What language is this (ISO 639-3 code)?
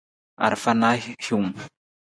nmz